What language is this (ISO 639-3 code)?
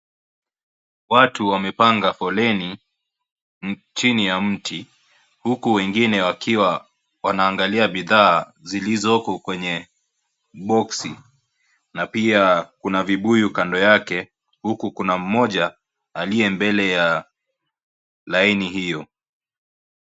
swa